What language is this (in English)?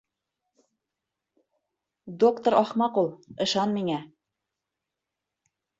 Bashkir